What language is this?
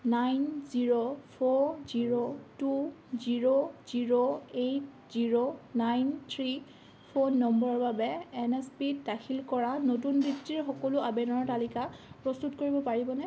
Assamese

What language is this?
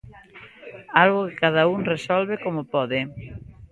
Galician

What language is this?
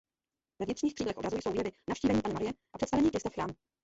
Czech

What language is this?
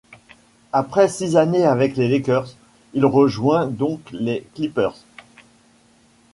French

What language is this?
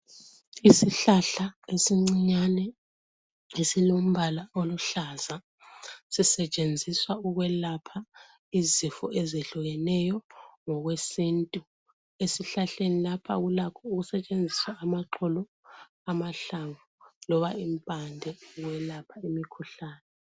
North Ndebele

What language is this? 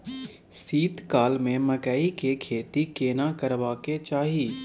Maithili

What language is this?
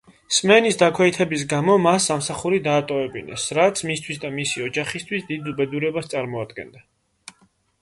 Georgian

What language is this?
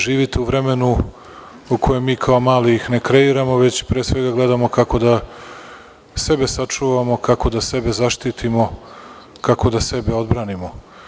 Serbian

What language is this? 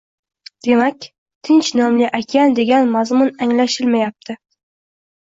Uzbek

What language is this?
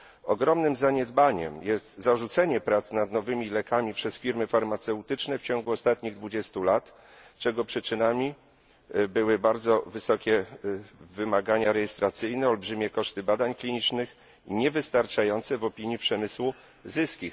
Polish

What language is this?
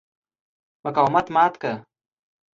Pashto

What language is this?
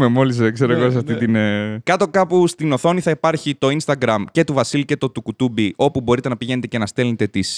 Greek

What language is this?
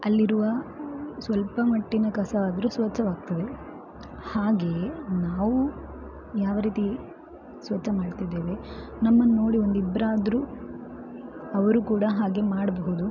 Kannada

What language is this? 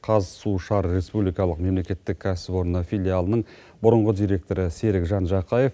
Kazakh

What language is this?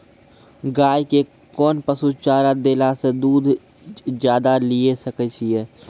Maithili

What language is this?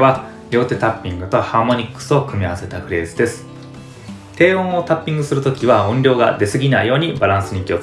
Japanese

